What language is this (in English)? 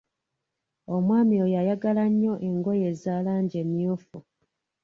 Ganda